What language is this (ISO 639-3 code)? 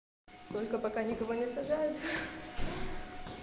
rus